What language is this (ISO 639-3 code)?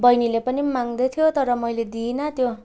nep